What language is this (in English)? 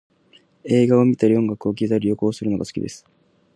Japanese